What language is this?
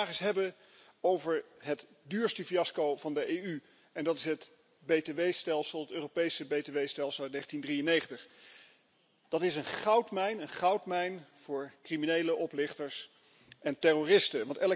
Dutch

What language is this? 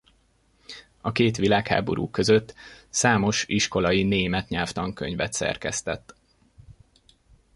Hungarian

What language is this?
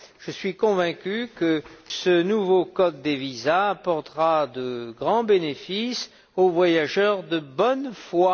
French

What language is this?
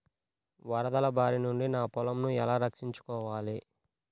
Telugu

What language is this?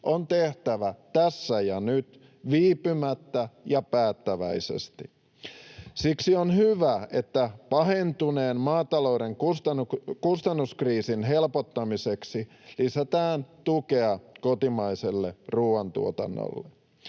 Finnish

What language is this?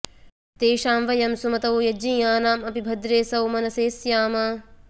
Sanskrit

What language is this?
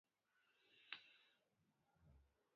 Pashto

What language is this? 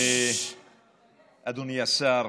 Hebrew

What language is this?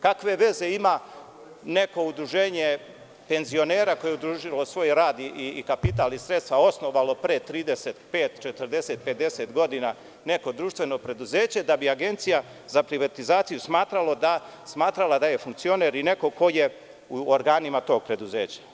Serbian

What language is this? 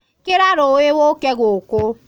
Kikuyu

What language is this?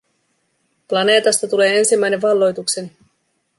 Finnish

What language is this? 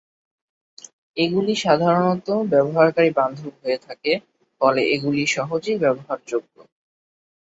Bangla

